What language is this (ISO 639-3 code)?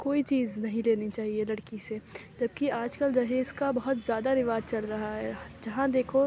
urd